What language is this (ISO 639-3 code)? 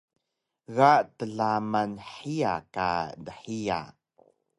trv